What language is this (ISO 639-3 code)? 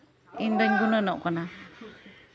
sat